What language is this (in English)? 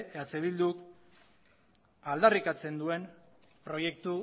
Basque